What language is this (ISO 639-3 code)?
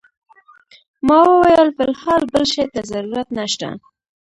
pus